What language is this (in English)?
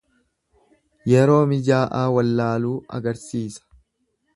Oromo